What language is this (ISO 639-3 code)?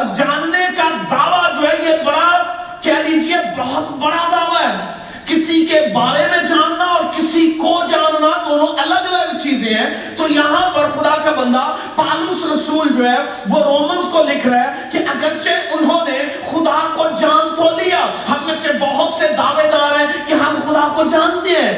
urd